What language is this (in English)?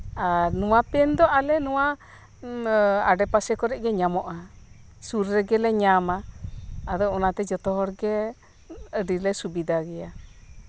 Santali